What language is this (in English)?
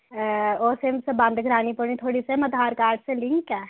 Dogri